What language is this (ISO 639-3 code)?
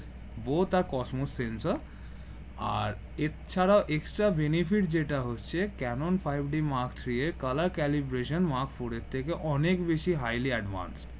ben